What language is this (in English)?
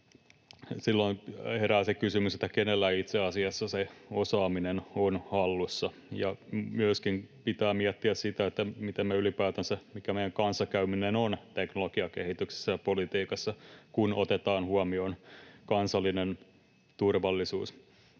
Finnish